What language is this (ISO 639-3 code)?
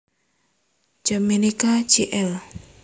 jav